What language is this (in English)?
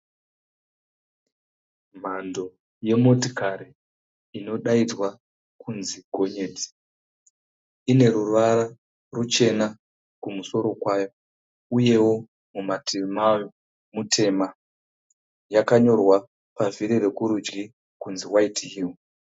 Shona